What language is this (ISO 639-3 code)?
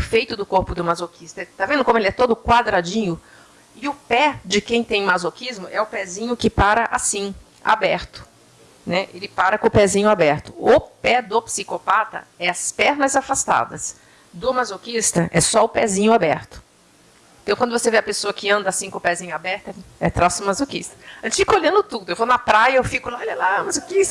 por